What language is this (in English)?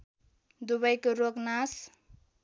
Nepali